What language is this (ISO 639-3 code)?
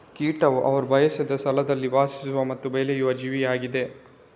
kan